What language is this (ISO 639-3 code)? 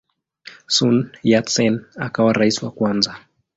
swa